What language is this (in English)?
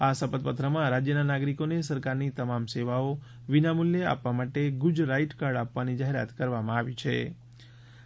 Gujarati